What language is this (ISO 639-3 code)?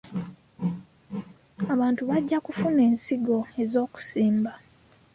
lug